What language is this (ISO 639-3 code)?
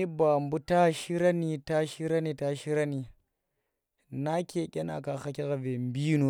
ttr